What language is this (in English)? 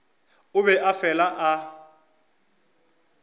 Northern Sotho